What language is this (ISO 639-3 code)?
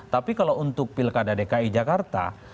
ind